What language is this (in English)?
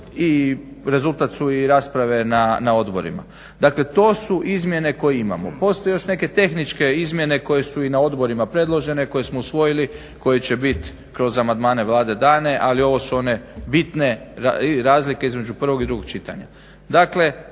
Croatian